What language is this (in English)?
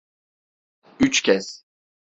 Turkish